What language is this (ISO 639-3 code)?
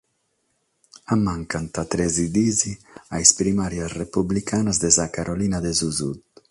srd